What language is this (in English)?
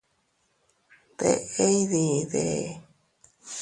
Teutila Cuicatec